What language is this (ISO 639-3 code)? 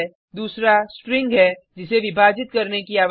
hin